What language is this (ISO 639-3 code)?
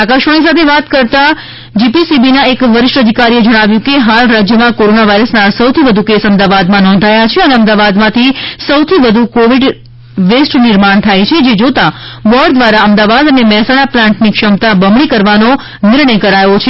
guj